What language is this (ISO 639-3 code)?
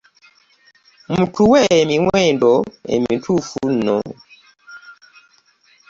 lug